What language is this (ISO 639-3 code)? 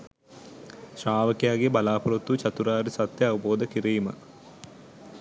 sin